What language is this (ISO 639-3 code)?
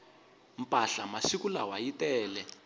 tso